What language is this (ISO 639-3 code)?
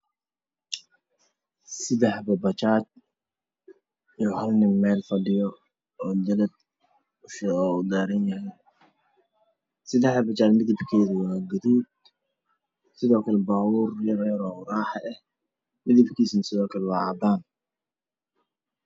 som